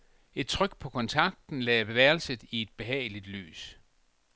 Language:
Danish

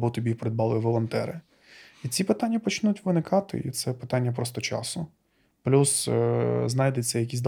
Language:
Ukrainian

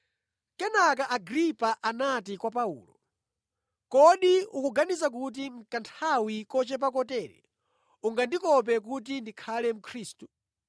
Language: Nyanja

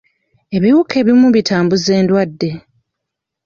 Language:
Ganda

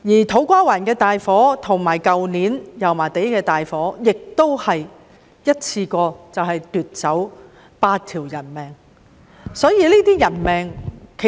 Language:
Cantonese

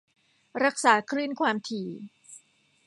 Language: Thai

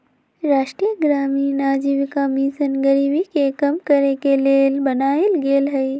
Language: Magahi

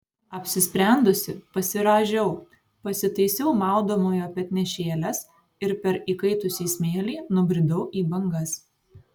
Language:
Lithuanian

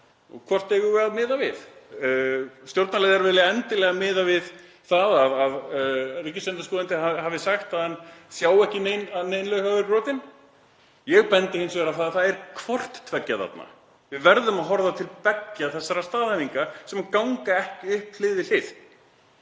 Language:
Icelandic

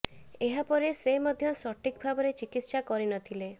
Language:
Odia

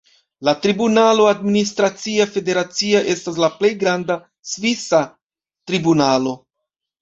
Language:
Esperanto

